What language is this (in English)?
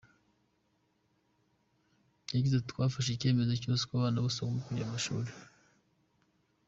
Kinyarwanda